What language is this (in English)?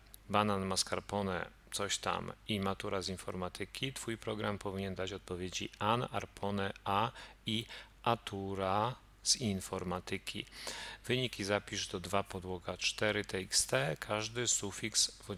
Polish